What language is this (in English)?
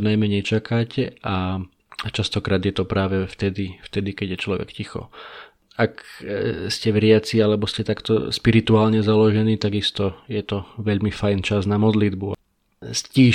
Slovak